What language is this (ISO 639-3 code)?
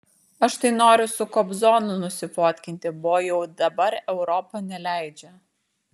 lit